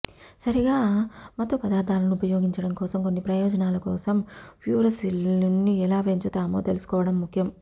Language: Telugu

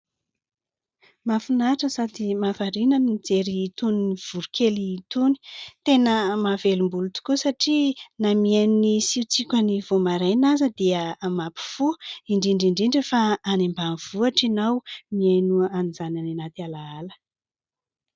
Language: Malagasy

